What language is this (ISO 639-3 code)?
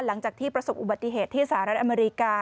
tha